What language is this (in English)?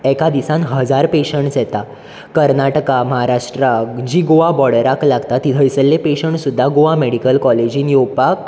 Konkani